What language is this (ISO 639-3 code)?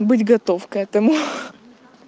rus